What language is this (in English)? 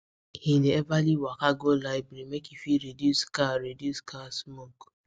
Nigerian Pidgin